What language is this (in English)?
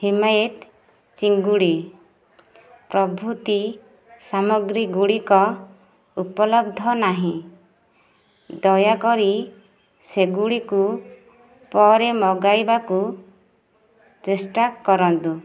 Odia